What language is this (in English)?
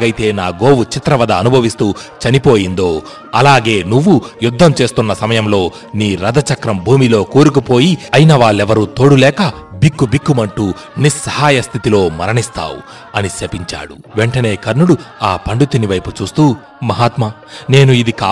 Telugu